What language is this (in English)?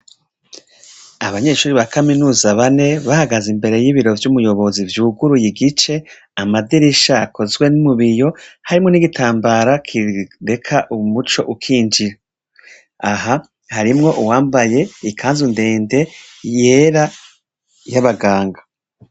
Rundi